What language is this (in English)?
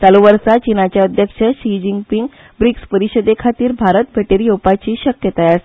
Konkani